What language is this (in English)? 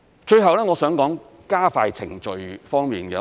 Cantonese